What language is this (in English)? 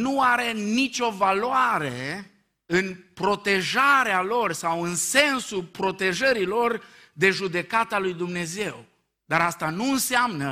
Romanian